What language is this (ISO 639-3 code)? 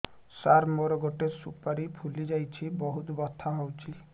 ori